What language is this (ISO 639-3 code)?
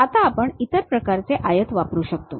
mar